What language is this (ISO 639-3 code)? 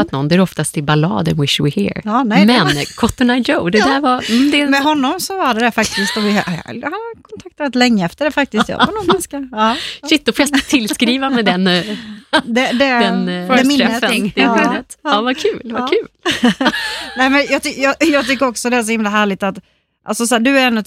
swe